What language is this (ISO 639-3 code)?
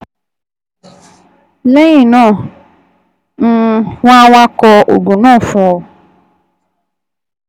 yor